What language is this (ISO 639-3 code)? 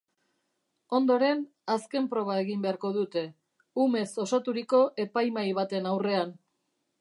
eus